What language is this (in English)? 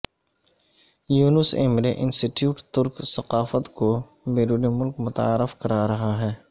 Urdu